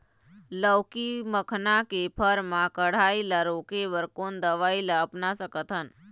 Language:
Chhattisgarhi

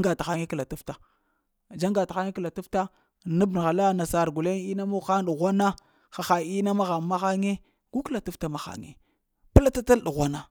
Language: Lamang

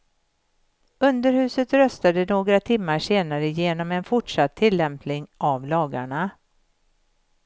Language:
Swedish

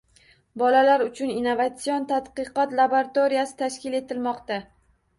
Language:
Uzbek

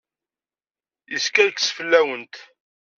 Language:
Kabyle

